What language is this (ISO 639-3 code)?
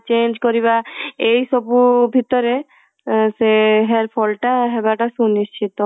ori